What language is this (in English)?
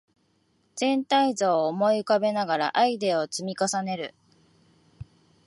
Japanese